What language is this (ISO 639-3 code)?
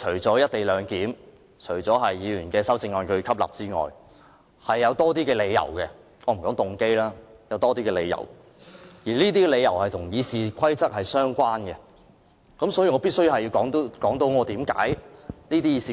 yue